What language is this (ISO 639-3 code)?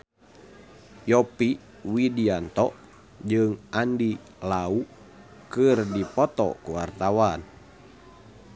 sun